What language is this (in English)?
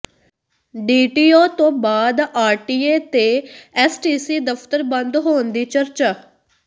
Punjabi